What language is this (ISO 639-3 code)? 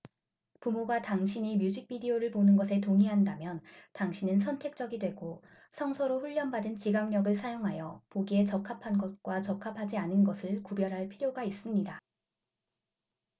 kor